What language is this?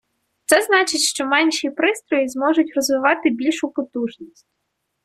Ukrainian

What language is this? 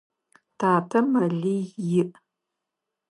Adyghe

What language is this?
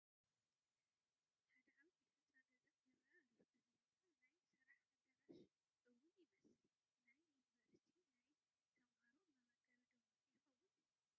Tigrinya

